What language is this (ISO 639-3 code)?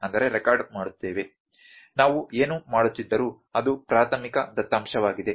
kan